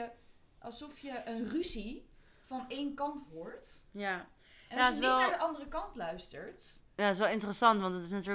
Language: Dutch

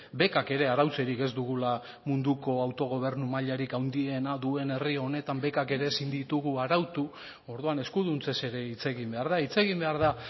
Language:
Basque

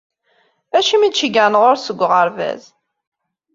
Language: Kabyle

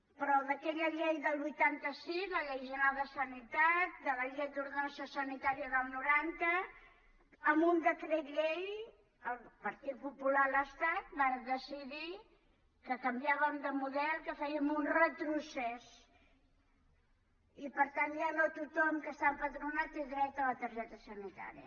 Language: Catalan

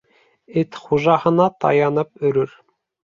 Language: Bashkir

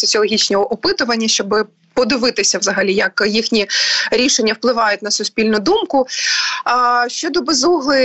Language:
Ukrainian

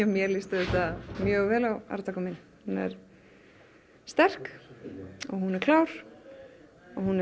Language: Icelandic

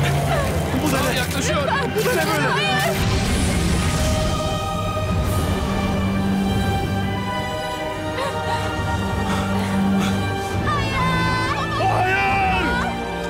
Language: Turkish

